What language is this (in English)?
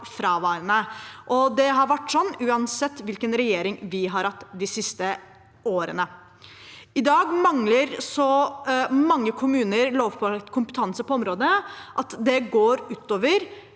Norwegian